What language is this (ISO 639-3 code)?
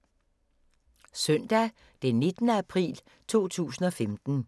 dan